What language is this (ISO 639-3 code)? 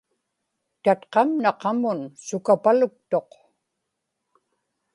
ipk